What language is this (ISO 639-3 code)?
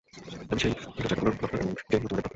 ben